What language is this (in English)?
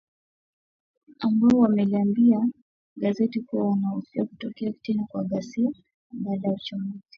Swahili